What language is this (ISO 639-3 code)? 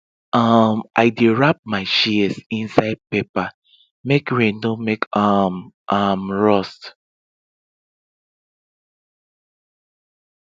pcm